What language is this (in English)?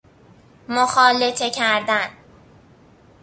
Persian